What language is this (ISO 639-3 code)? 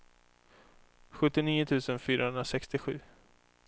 swe